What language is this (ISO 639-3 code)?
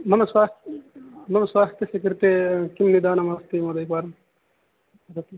san